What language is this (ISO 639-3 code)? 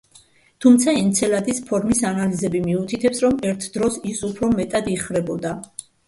kat